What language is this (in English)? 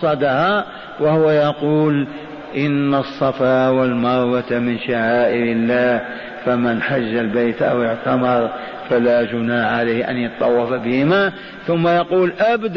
Arabic